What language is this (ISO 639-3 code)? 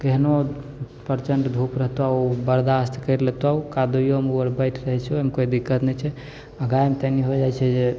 mai